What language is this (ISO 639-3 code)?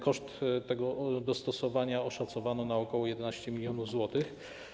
pol